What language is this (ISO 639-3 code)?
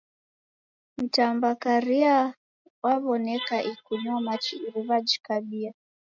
dav